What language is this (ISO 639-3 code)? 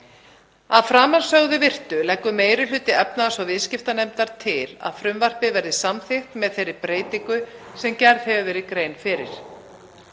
isl